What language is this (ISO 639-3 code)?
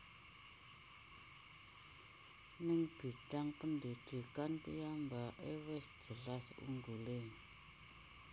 jav